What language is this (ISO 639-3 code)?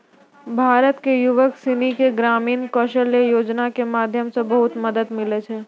mai